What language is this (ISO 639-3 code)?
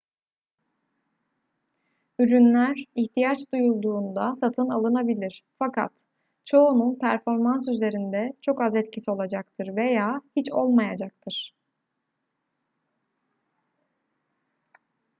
tur